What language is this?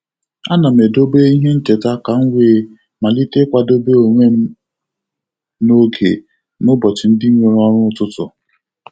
Igbo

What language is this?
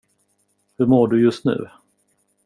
Swedish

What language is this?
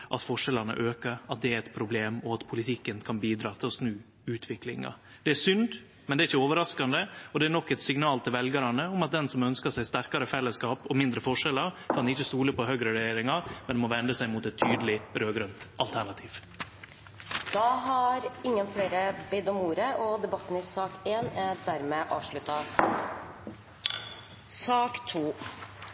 Norwegian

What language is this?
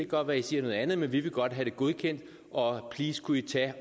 Danish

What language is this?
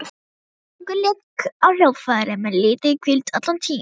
Icelandic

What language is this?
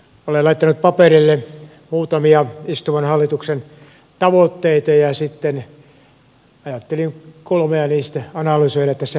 Finnish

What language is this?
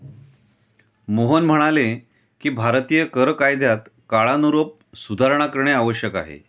Marathi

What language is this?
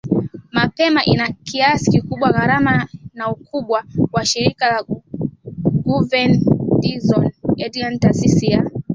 Swahili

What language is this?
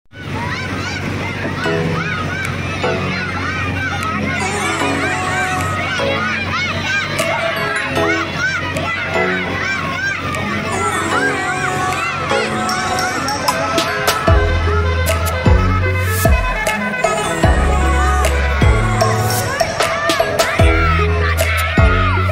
English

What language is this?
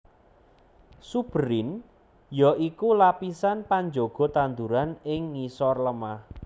Javanese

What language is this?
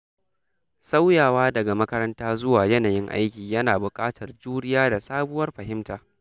Hausa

